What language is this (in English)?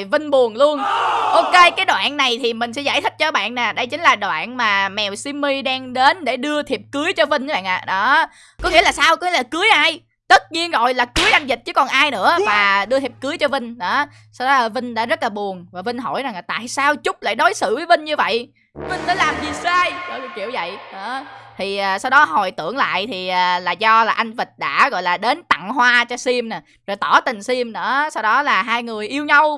Vietnamese